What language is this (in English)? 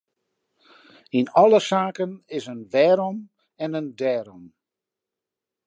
Western Frisian